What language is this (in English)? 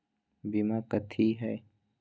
Magahi